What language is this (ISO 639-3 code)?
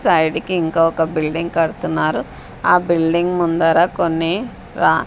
tel